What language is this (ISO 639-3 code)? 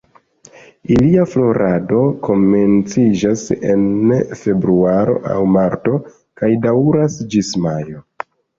epo